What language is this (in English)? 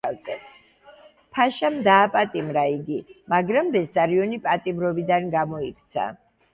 Georgian